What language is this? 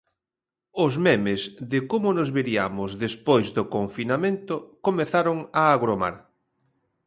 Galician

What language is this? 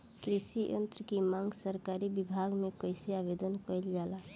Bhojpuri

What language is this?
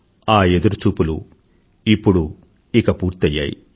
Telugu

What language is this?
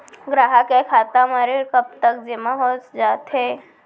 Chhattisgarhi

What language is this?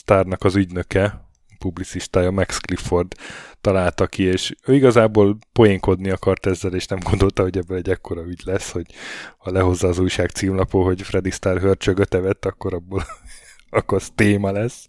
Hungarian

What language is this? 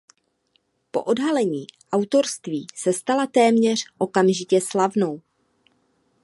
Czech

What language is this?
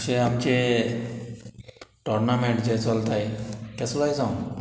Konkani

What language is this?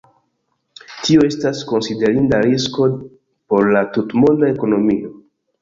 Esperanto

